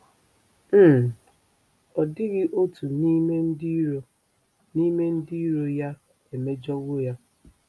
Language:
Igbo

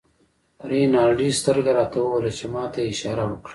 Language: Pashto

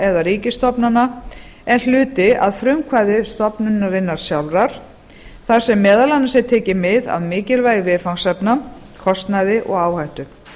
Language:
Icelandic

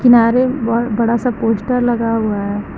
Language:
Hindi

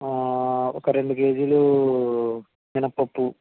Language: Telugu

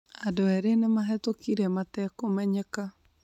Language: Kikuyu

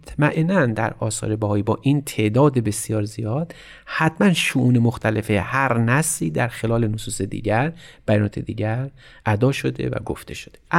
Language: Persian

